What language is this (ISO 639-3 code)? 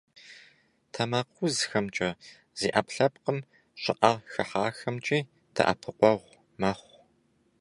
kbd